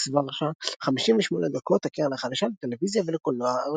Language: Hebrew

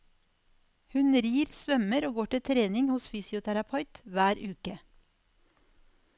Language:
Norwegian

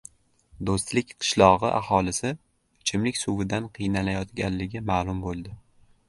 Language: Uzbek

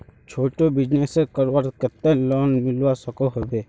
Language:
Magahi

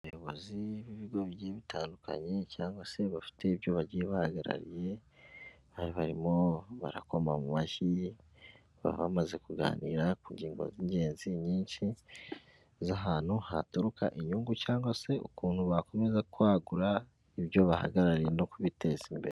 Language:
Kinyarwanda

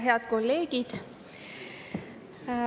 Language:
Estonian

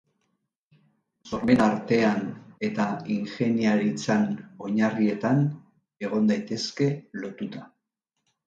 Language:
Basque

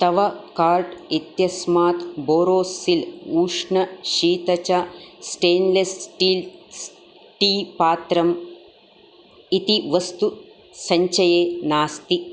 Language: Sanskrit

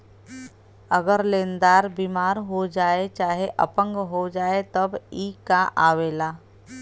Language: Bhojpuri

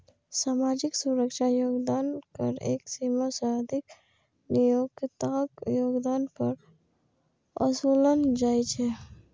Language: Maithili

